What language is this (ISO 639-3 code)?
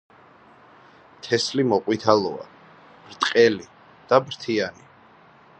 kat